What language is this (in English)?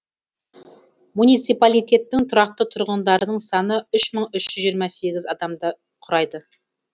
Kazakh